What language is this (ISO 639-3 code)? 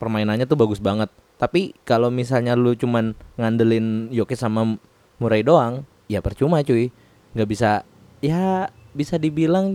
ind